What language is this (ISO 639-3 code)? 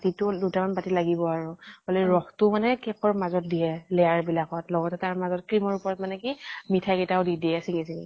asm